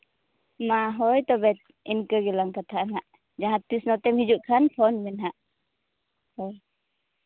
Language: Santali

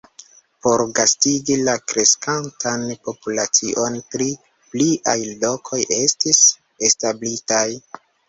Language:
Esperanto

